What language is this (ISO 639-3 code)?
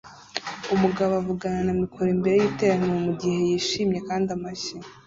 kin